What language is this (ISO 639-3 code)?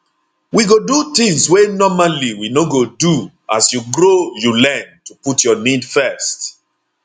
pcm